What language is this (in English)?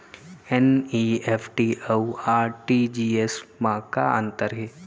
Chhattisgarhi